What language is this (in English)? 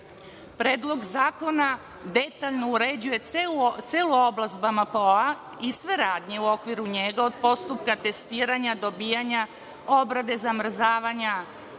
Serbian